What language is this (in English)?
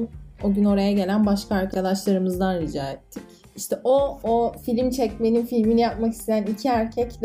Turkish